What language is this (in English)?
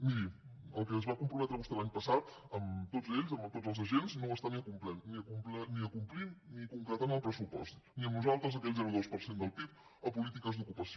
Catalan